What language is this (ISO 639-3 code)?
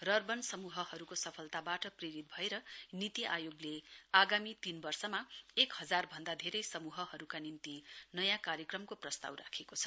nep